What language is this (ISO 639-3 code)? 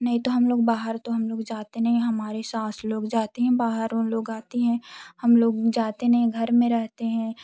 hin